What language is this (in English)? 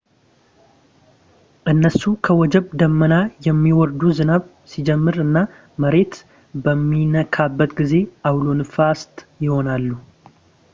Amharic